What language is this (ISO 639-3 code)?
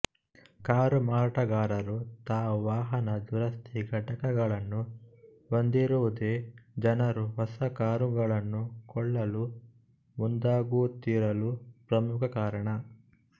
kan